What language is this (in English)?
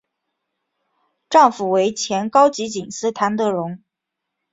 Chinese